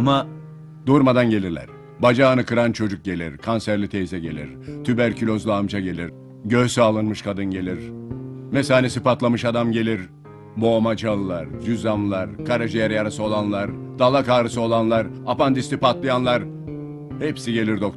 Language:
Turkish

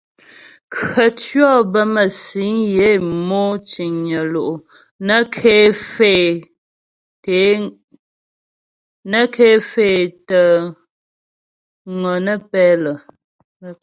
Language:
Ghomala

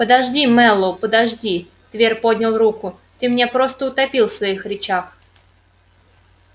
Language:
Russian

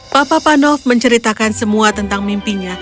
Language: Indonesian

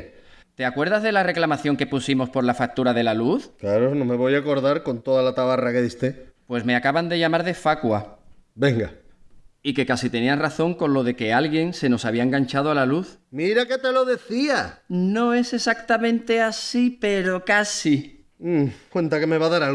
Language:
Spanish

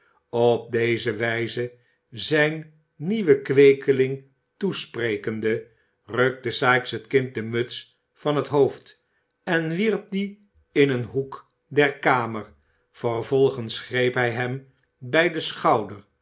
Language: Dutch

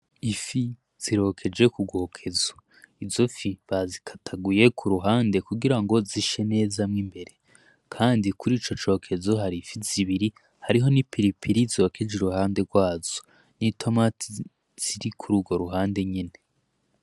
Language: Rundi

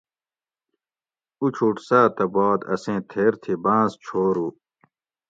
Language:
Gawri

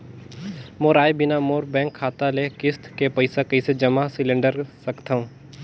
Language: Chhattisgarhi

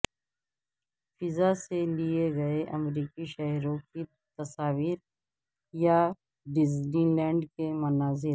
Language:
Urdu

